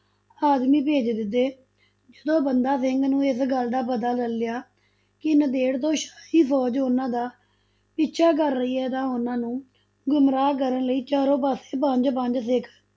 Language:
Punjabi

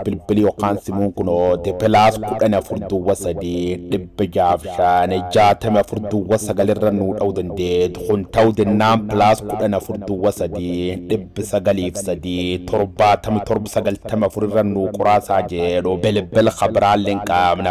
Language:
Indonesian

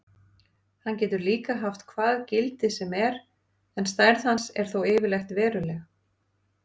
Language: Icelandic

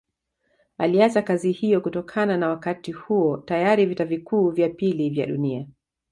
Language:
Swahili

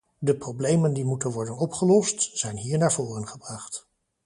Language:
Dutch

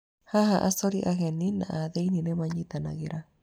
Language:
Kikuyu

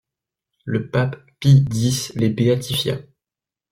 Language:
French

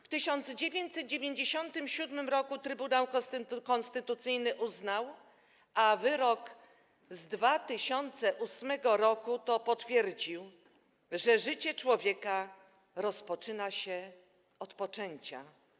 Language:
Polish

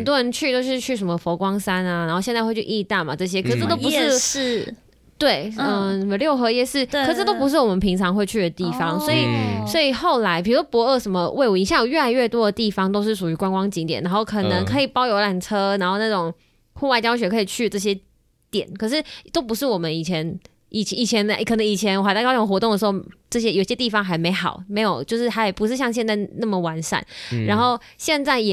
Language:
Chinese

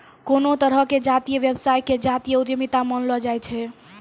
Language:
Maithili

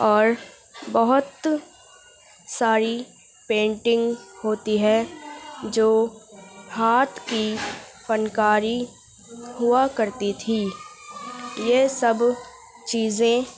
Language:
Urdu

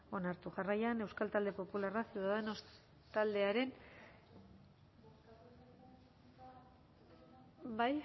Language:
Basque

